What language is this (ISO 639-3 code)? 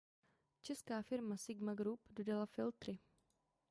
ces